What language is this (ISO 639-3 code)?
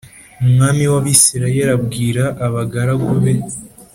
kin